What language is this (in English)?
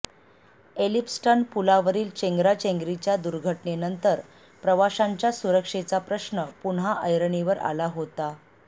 Marathi